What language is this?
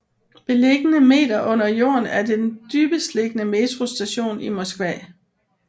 Danish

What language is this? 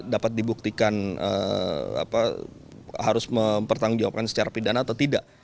Indonesian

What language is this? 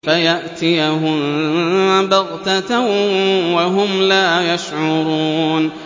Arabic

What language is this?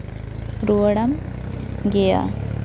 Santali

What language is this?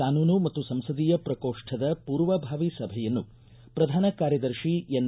Kannada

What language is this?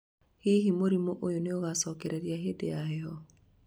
Kikuyu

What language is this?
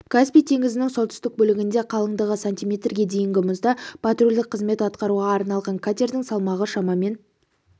Kazakh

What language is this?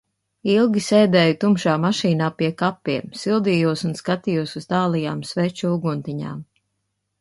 Latvian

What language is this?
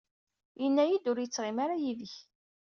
Kabyle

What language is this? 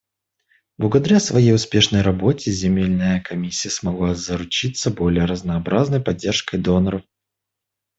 Russian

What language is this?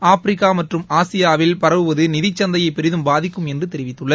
Tamil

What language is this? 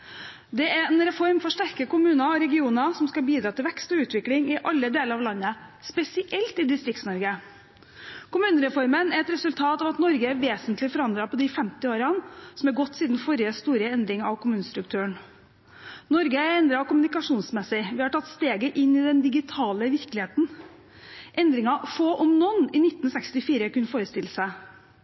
Norwegian Bokmål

